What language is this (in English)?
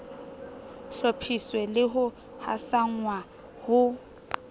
Southern Sotho